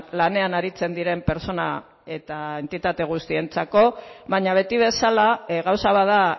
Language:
Basque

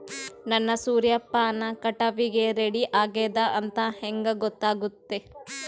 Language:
Kannada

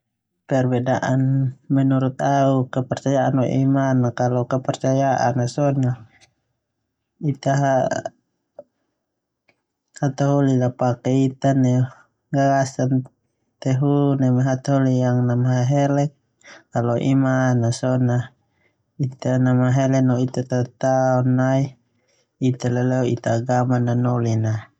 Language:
Termanu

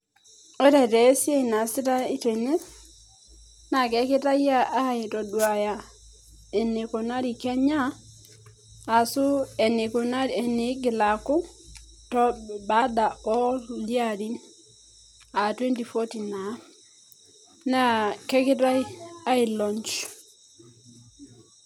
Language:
Masai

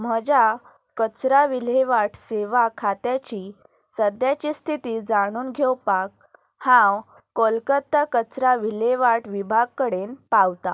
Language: Konkani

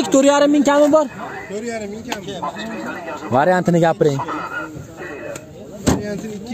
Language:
Turkish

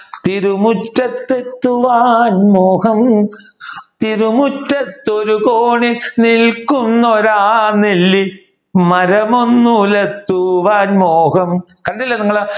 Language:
Malayalam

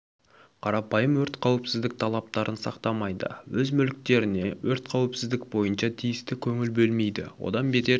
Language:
Kazakh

